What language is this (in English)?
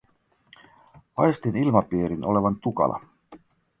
Finnish